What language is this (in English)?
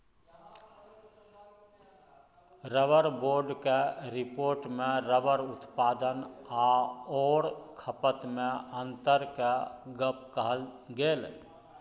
Maithili